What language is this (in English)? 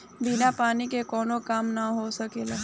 Bhojpuri